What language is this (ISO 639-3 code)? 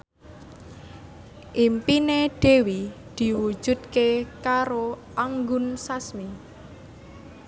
jav